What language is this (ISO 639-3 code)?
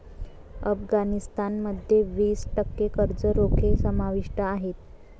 mar